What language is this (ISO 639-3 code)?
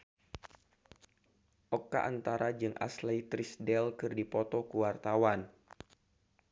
sun